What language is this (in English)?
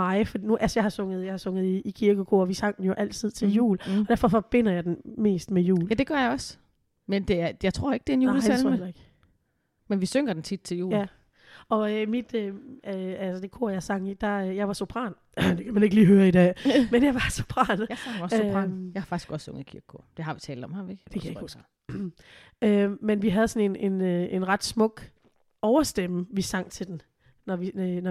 Danish